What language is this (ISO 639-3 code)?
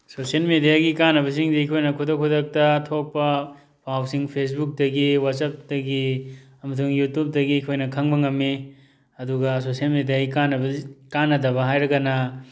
mni